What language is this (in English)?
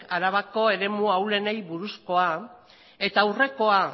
Basque